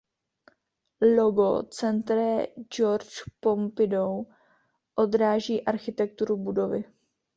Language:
Czech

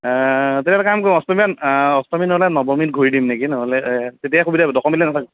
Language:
Assamese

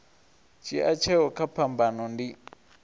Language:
Venda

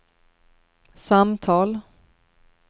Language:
Swedish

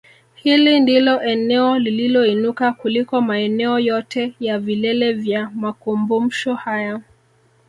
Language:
Swahili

